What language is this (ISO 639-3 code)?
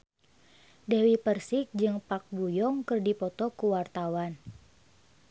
sun